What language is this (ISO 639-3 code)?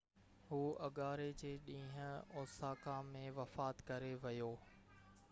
snd